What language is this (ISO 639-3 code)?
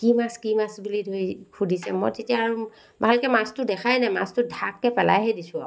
asm